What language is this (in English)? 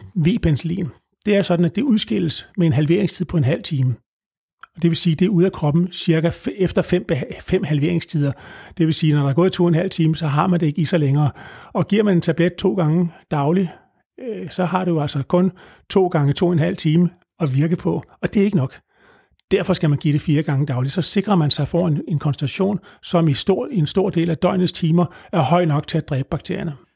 Danish